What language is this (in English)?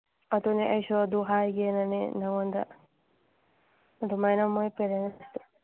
Manipuri